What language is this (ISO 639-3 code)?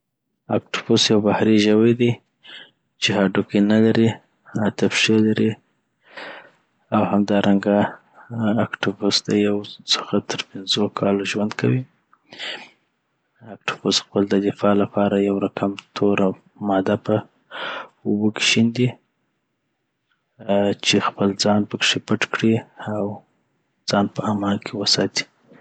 pbt